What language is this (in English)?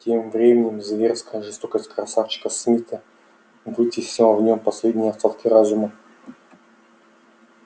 Russian